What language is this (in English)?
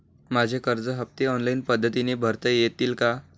Marathi